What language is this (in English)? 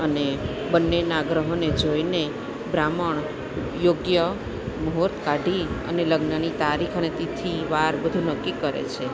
Gujarati